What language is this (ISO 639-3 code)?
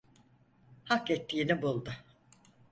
tur